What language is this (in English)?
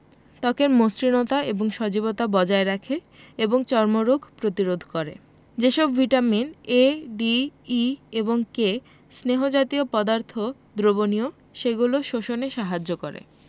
Bangla